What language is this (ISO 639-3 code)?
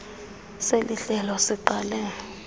xho